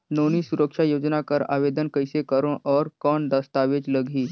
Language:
Chhattisgarhi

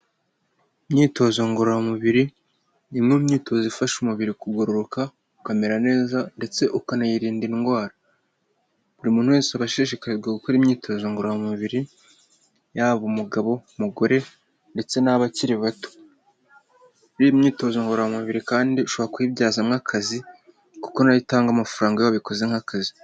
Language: Kinyarwanda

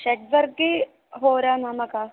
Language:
Sanskrit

